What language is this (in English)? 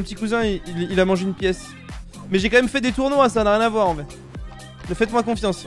French